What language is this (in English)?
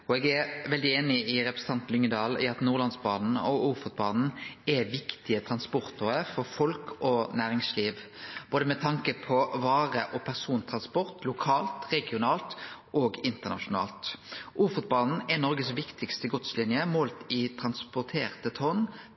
Norwegian Nynorsk